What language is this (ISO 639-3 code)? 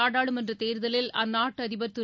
tam